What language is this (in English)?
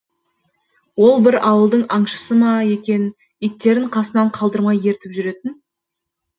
Kazakh